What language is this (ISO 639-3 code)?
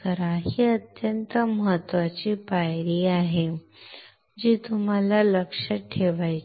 mar